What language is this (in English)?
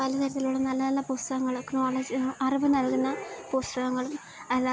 Malayalam